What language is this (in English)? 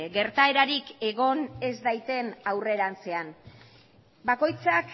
Basque